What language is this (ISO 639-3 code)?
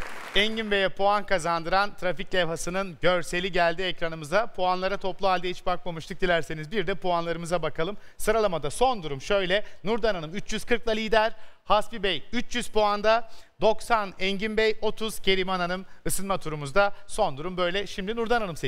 tur